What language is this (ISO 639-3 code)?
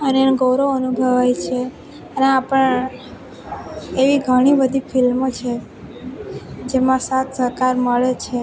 guj